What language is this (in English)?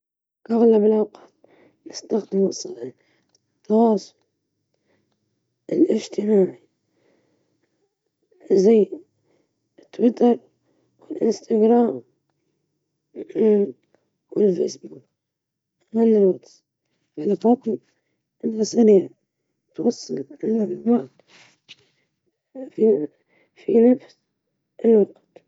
Libyan Arabic